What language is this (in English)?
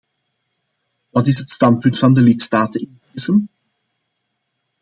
Dutch